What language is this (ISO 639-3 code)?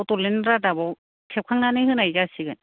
brx